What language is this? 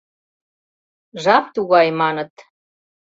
Mari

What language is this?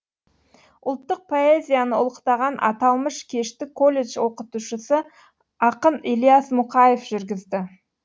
Kazakh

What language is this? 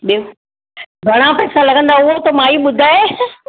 Sindhi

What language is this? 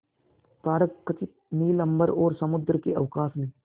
Hindi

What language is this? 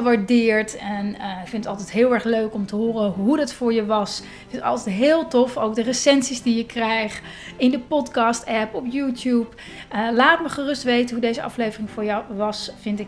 Dutch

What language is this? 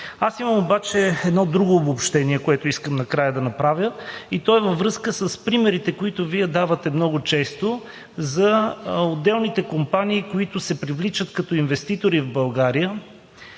Bulgarian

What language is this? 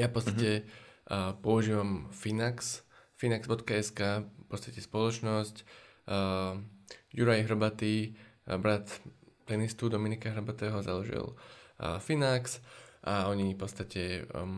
Slovak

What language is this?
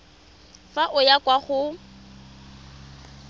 Tswana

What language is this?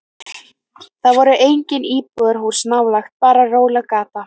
Icelandic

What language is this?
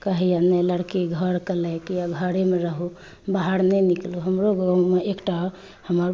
Maithili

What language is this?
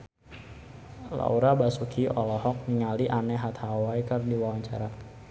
Sundanese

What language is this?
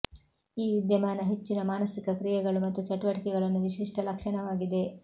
Kannada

